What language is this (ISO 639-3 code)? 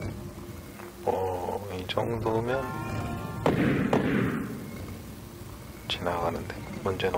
kor